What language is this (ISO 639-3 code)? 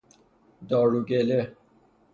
fas